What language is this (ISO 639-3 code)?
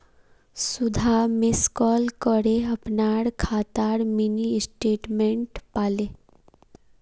mag